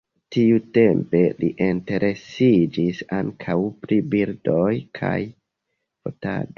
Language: Esperanto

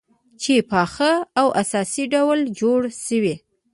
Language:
Pashto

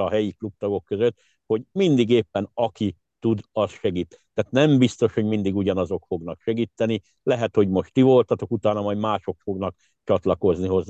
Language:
Hungarian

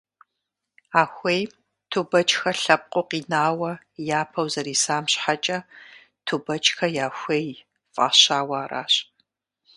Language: Kabardian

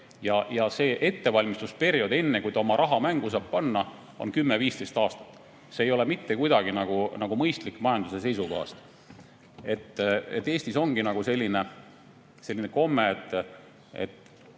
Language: Estonian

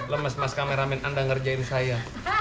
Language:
Indonesian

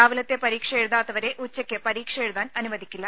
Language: Malayalam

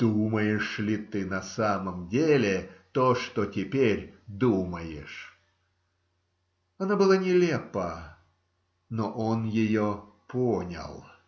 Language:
Russian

